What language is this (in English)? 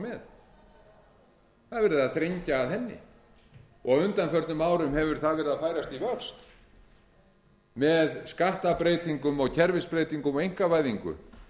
Icelandic